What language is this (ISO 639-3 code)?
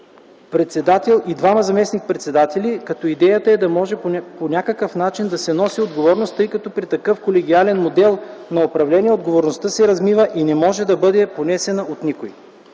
bul